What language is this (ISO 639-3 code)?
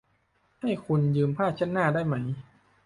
tha